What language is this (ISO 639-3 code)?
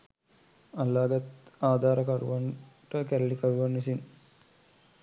sin